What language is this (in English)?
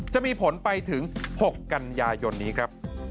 Thai